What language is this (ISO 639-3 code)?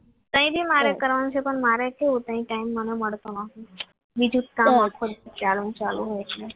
guj